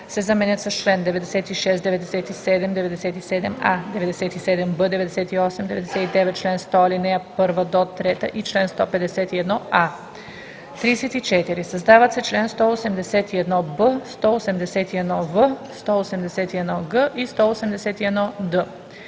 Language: Bulgarian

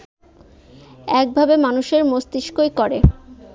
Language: Bangla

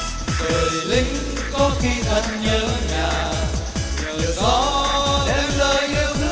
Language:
Vietnamese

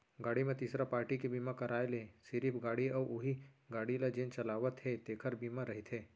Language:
Chhattisgarhi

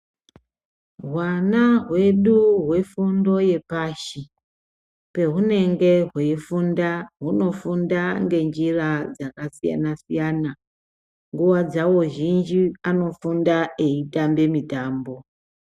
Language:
Ndau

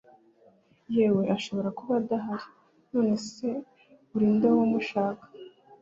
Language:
Kinyarwanda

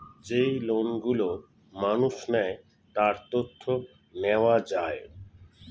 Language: Bangla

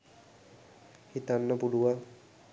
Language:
Sinhala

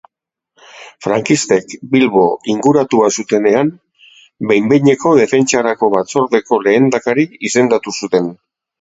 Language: Basque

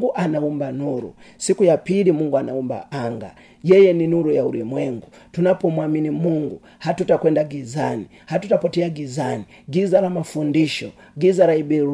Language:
Swahili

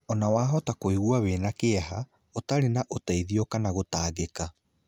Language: Kikuyu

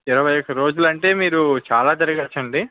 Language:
Telugu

